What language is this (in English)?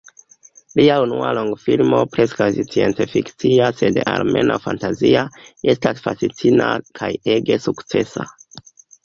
Esperanto